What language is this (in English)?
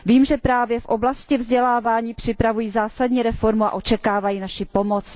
Czech